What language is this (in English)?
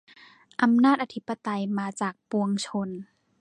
Thai